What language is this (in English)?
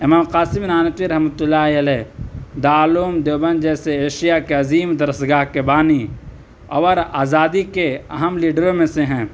Urdu